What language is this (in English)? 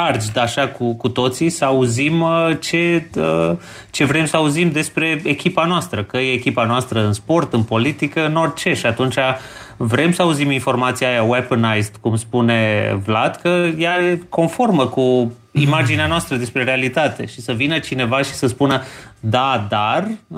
Romanian